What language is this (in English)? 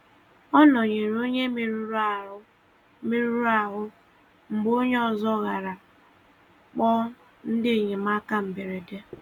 Igbo